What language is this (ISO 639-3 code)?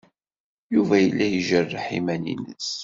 kab